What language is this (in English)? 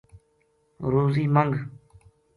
Gujari